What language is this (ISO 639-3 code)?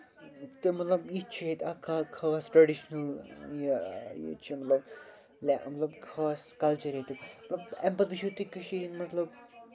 kas